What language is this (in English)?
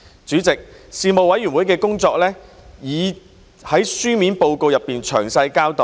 Cantonese